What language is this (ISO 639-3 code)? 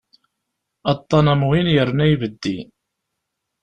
kab